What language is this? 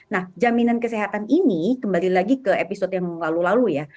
Indonesian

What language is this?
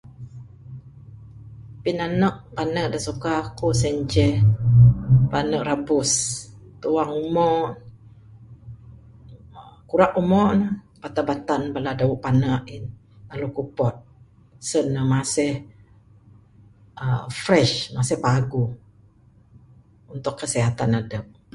Bukar-Sadung Bidayuh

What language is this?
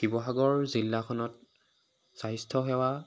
Assamese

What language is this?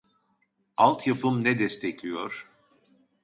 Turkish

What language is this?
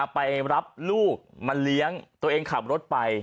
Thai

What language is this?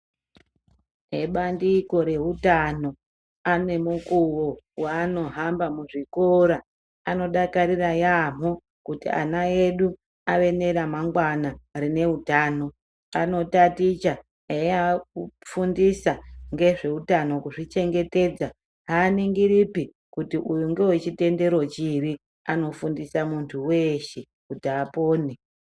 Ndau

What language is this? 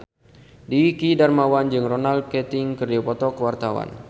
Sundanese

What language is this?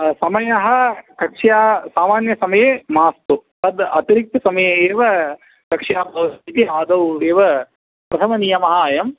Sanskrit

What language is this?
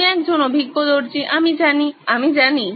Bangla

